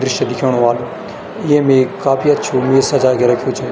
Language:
Garhwali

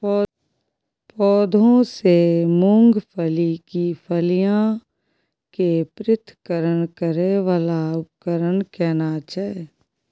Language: Maithili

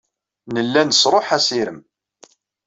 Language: Kabyle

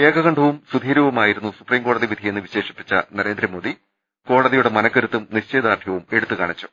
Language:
Malayalam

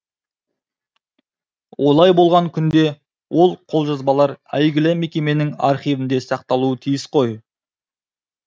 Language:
Kazakh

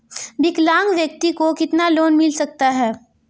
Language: Hindi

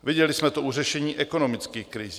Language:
Czech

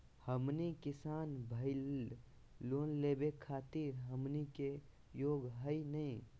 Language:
Magahi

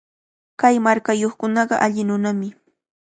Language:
Cajatambo North Lima Quechua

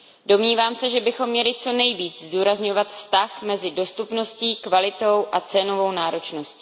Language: Czech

